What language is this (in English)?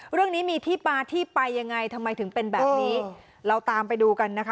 Thai